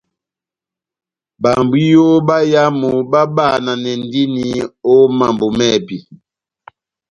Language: Batanga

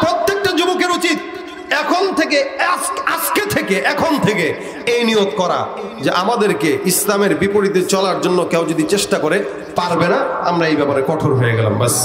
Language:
Arabic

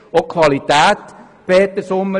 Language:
Swiss German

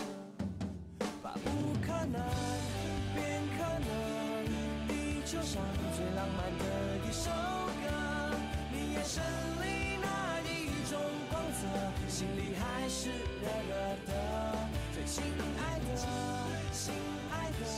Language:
Chinese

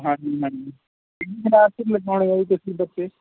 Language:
Punjabi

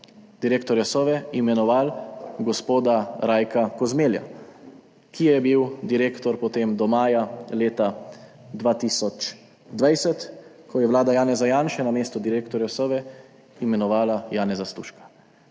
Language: Slovenian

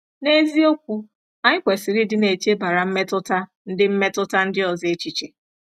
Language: Igbo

